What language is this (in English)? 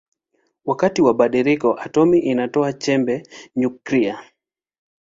Swahili